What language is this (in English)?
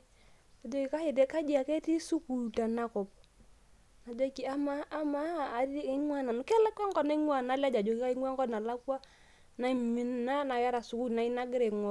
Masai